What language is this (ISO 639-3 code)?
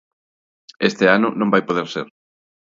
glg